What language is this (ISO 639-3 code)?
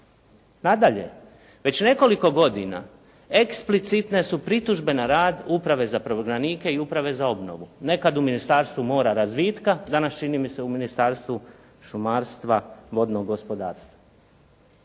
hrv